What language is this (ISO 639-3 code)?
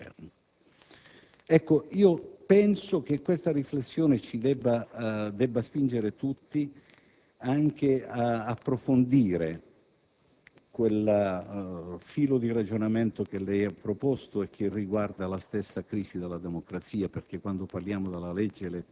ita